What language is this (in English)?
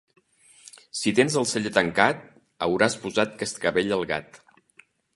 Catalan